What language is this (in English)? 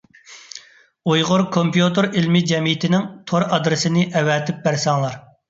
Uyghur